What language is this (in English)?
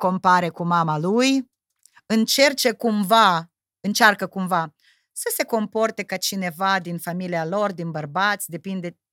Romanian